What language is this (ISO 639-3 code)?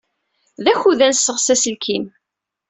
kab